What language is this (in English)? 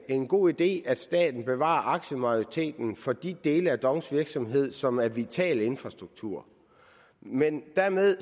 Danish